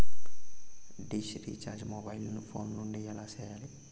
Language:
Telugu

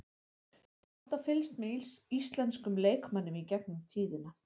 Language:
Icelandic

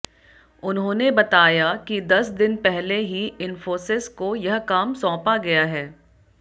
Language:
Hindi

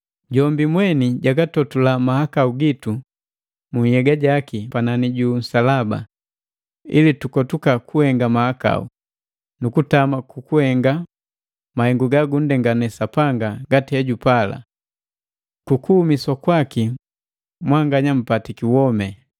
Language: Matengo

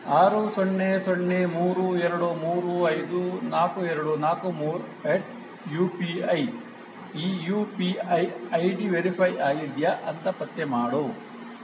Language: Kannada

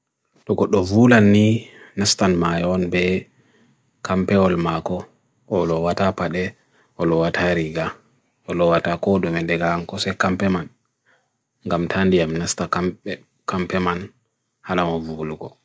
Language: Bagirmi Fulfulde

